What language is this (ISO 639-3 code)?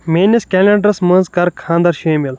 kas